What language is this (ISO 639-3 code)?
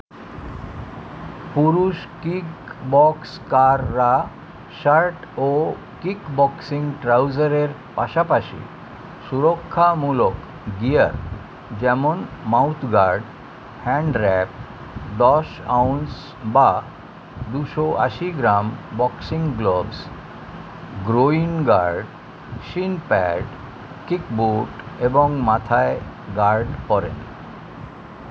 ben